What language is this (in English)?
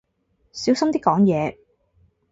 Cantonese